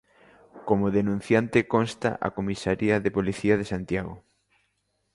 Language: Galician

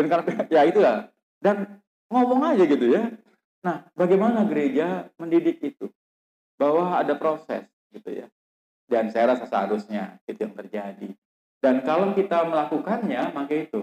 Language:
Indonesian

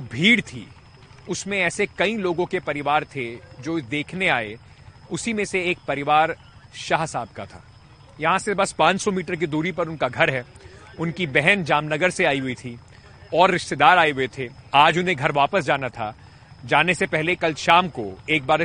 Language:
Hindi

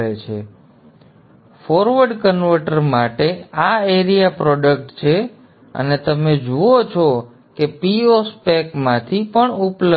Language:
Gujarati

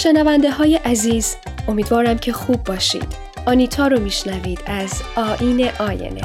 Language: Persian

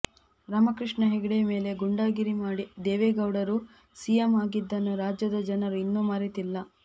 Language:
Kannada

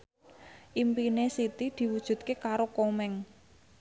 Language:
Javanese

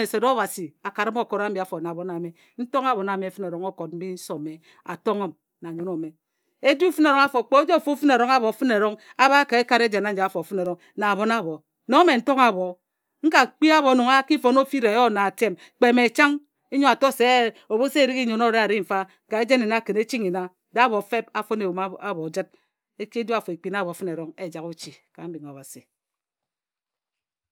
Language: Ejagham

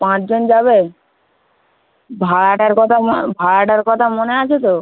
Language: Bangla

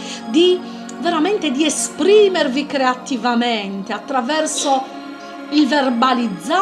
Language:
Italian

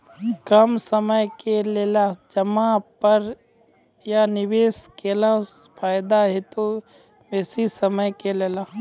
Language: Maithili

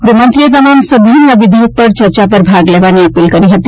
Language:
Gujarati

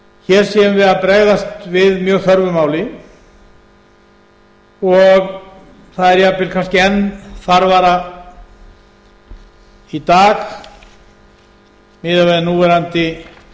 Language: Icelandic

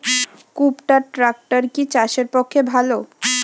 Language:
Bangla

